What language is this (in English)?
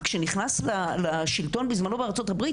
Hebrew